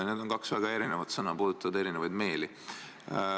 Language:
Estonian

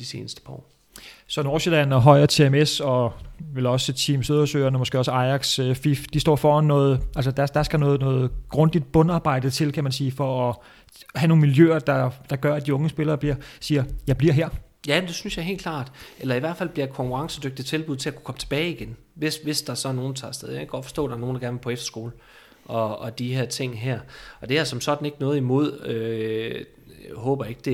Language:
Danish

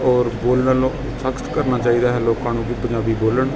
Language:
Punjabi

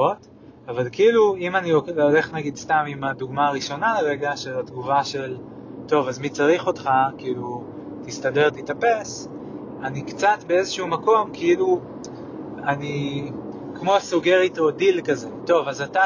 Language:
Hebrew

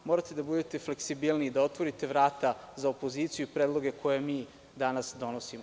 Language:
Serbian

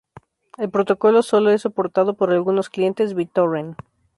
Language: Spanish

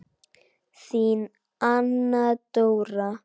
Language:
Icelandic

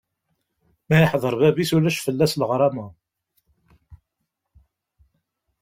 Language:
Kabyle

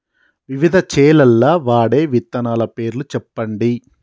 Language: Telugu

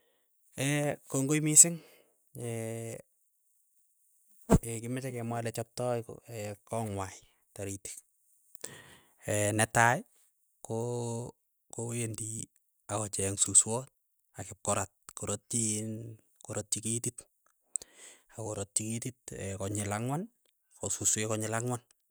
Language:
Keiyo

